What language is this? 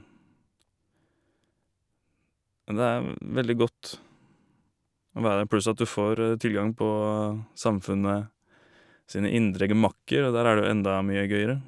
Norwegian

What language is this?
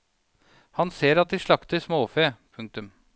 Norwegian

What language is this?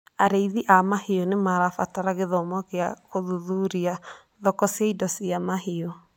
Kikuyu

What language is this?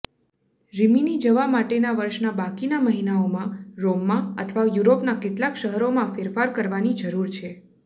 Gujarati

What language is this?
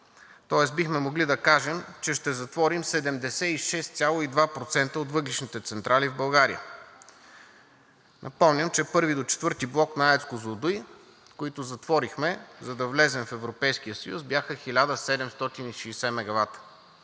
Bulgarian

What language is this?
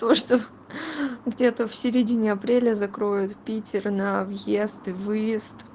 Russian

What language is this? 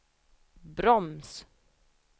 Swedish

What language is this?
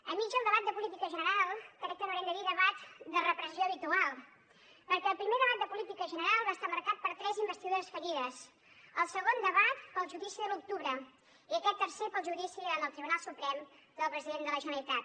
Catalan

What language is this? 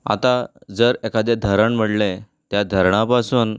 Konkani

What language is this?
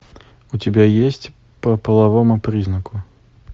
Russian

